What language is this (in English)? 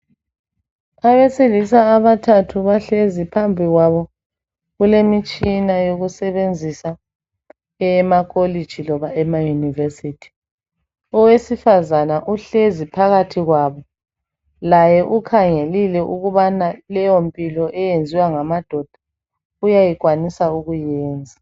North Ndebele